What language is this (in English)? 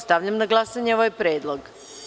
Serbian